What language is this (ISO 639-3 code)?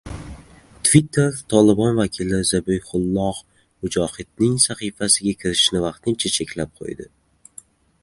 uzb